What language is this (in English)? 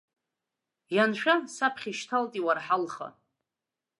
Abkhazian